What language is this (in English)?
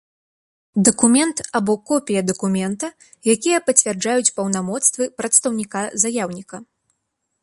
Belarusian